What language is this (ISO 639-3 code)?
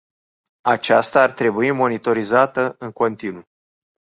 ron